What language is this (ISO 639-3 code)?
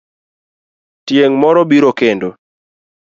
luo